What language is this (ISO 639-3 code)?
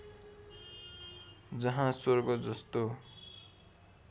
nep